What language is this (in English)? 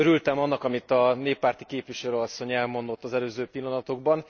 Hungarian